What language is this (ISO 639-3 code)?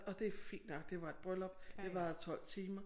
dan